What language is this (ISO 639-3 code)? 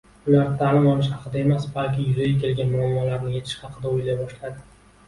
uzb